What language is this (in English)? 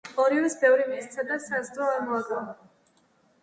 Georgian